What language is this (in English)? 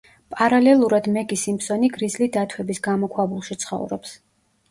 Georgian